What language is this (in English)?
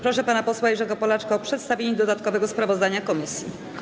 Polish